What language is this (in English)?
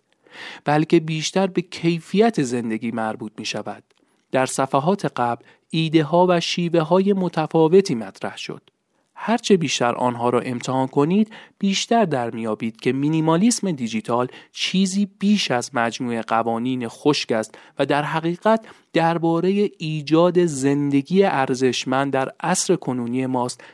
Persian